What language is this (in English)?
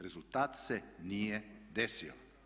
Croatian